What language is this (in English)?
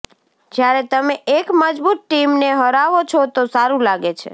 Gujarati